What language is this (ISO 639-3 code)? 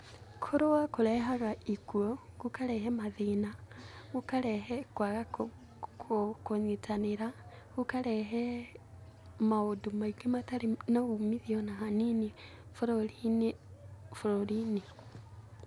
kik